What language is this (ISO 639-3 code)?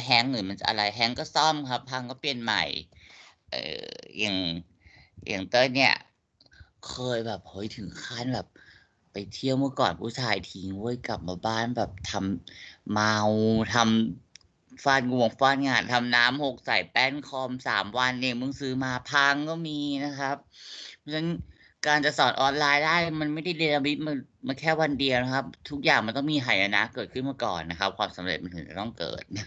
tha